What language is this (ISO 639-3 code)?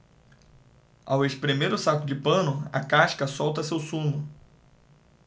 por